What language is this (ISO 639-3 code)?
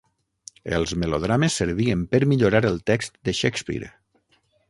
cat